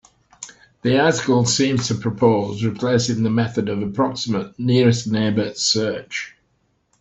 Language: English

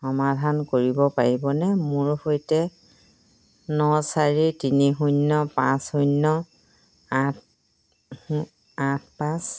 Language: Assamese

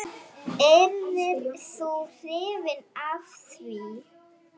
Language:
Icelandic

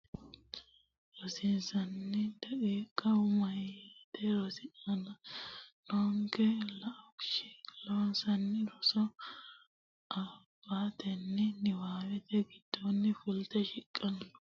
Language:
Sidamo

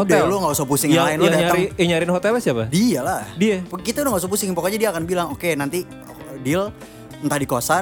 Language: Indonesian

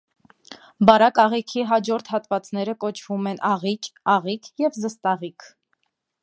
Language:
Armenian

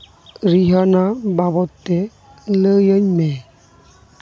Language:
Santali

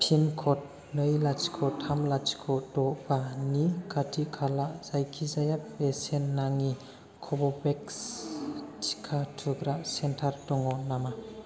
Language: Bodo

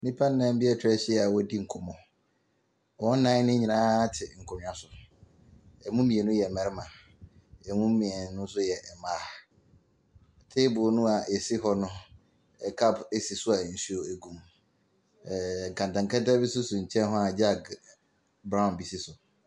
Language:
Akan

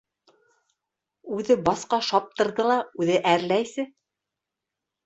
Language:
Bashkir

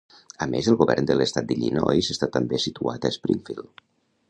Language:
Catalan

